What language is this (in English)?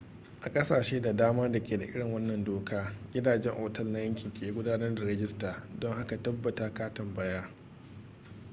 Hausa